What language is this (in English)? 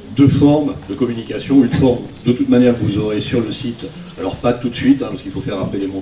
French